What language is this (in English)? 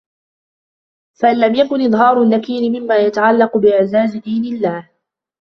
Arabic